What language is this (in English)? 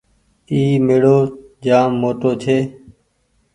Goaria